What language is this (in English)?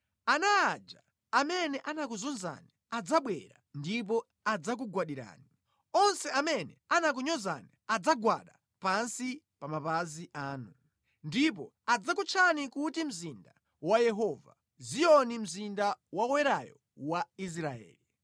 Nyanja